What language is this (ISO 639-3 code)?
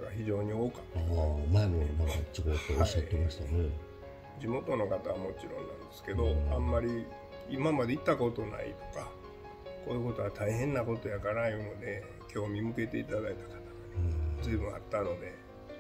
jpn